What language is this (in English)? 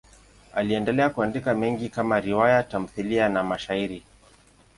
Swahili